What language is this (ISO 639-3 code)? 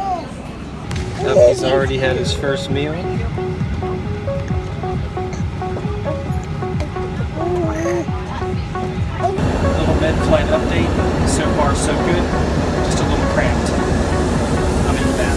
eng